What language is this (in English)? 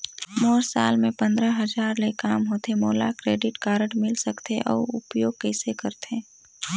Chhattisgarhi